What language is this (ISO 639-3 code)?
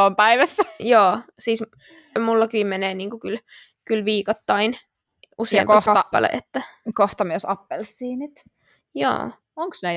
fin